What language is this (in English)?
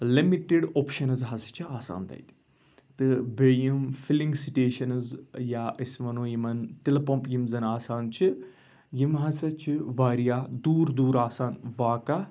Kashmiri